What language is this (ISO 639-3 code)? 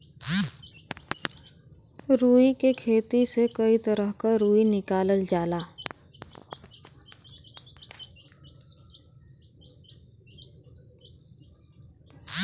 bho